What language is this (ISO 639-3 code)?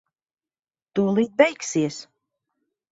lav